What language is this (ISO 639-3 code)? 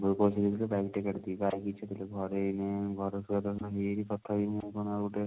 ori